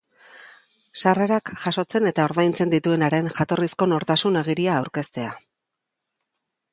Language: Basque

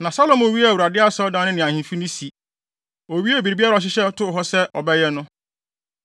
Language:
Akan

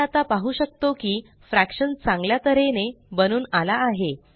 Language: Marathi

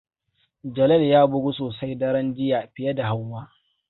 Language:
Hausa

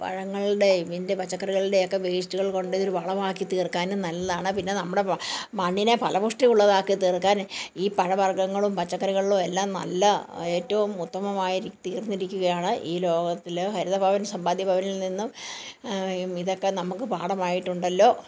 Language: Malayalam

